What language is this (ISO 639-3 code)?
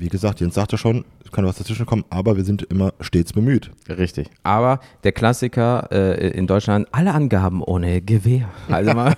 deu